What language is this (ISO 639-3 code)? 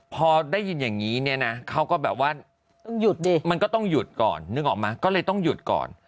tha